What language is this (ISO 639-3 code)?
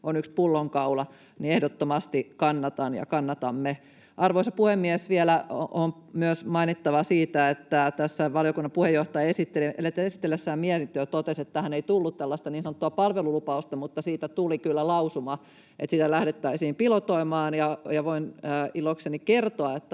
fin